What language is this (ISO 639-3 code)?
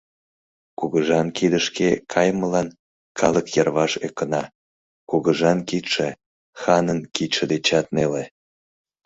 chm